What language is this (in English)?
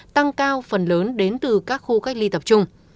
Vietnamese